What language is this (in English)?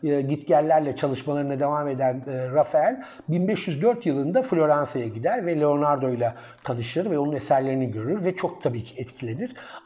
Turkish